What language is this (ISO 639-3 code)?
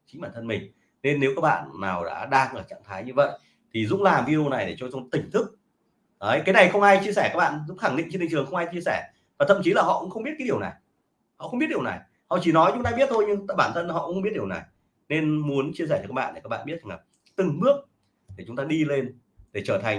vie